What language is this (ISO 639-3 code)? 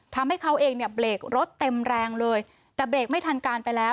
tha